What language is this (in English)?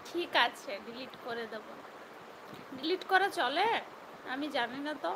Bangla